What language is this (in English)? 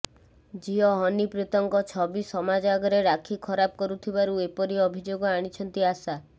Odia